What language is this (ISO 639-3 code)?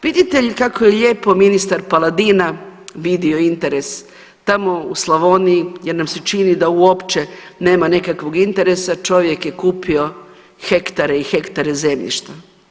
hrv